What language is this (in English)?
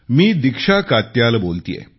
Marathi